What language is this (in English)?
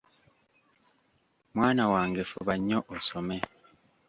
Ganda